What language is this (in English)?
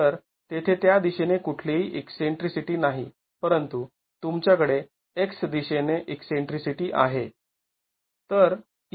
Marathi